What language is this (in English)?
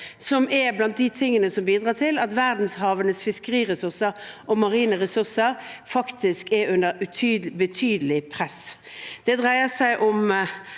Norwegian